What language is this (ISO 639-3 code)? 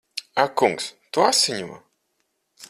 lav